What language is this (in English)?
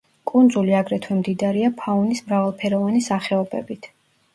Georgian